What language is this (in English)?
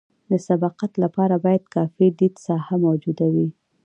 Pashto